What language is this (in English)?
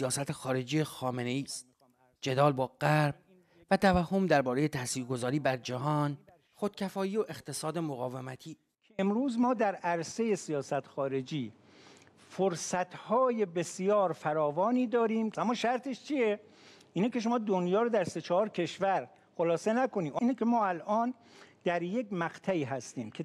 Persian